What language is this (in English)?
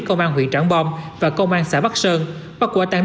Vietnamese